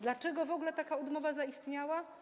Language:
Polish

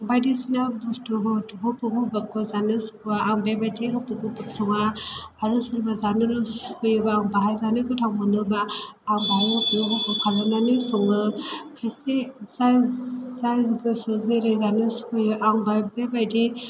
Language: Bodo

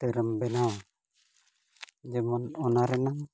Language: Santali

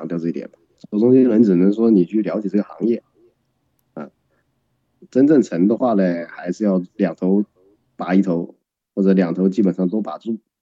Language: Chinese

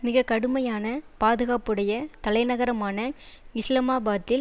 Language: Tamil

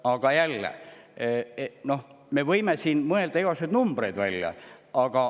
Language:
Estonian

